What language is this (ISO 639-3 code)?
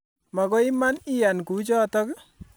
kln